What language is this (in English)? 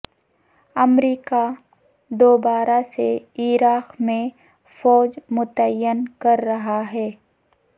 Urdu